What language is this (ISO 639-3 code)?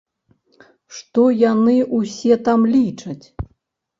bel